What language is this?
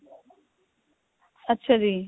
Punjabi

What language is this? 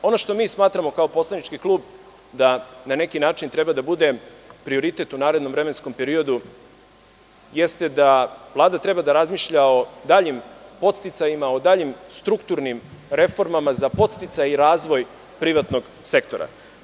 Serbian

